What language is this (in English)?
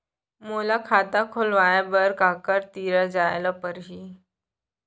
Chhattisgarhi